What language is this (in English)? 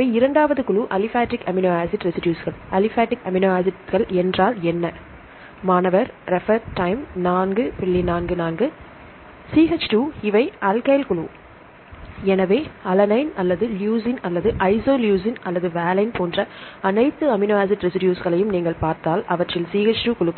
Tamil